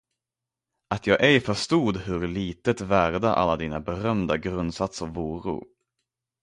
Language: Swedish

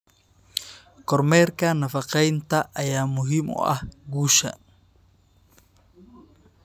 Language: Somali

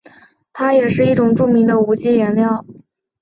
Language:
Chinese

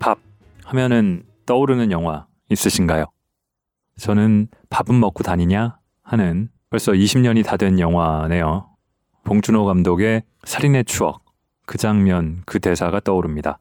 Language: Korean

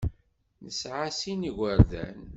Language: Kabyle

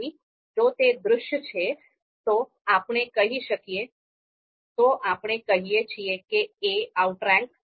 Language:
Gujarati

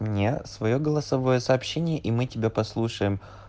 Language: Russian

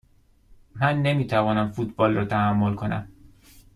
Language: Persian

